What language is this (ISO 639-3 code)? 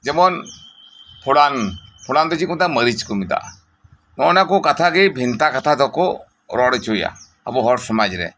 sat